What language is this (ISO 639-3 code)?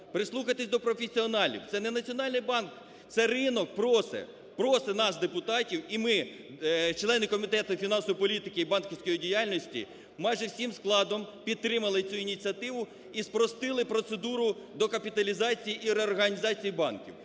ukr